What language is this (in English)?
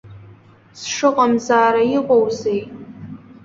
Abkhazian